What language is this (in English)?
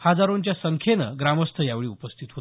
Marathi